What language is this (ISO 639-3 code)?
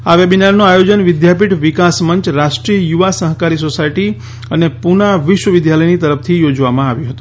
guj